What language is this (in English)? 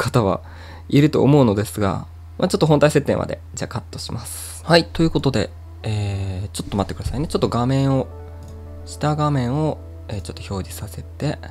Japanese